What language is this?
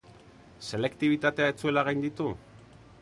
Basque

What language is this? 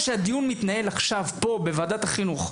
Hebrew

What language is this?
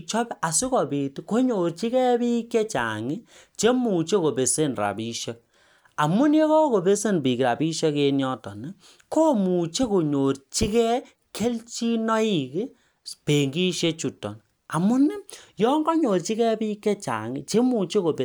Kalenjin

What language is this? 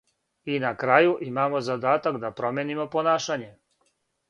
Serbian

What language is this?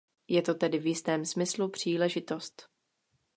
Czech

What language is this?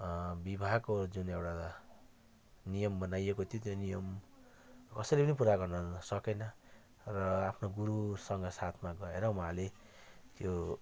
Nepali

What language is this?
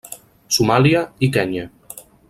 Catalan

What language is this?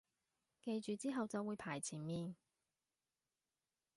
Cantonese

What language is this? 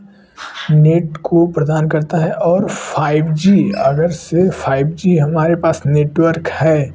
Hindi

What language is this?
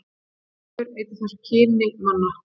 Icelandic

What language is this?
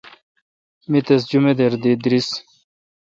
Kalkoti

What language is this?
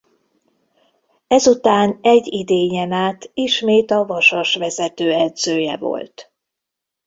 Hungarian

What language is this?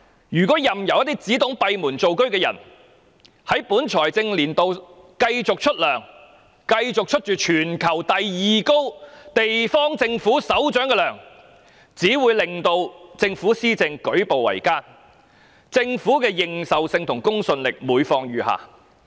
Cantonese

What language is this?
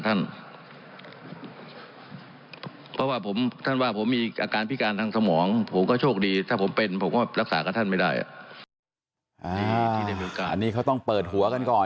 Thai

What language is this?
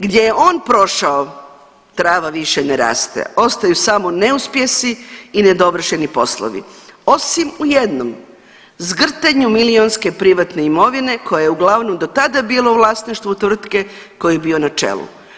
Croatian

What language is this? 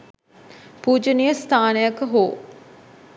Sinhala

